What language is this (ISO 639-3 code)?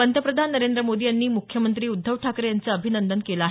mar